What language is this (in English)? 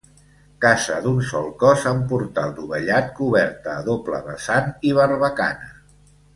Catalan